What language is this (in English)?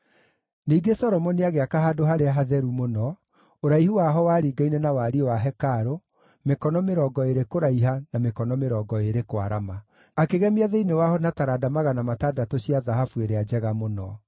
Kikuyu